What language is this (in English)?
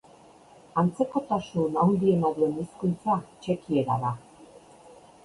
Basque